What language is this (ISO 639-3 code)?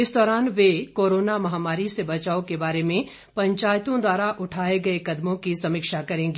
hin